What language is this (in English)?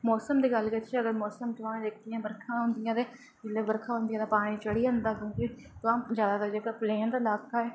Dogri